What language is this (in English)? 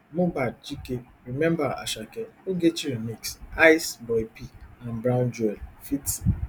Nigerian Pidgin